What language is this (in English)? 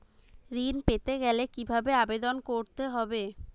Bangla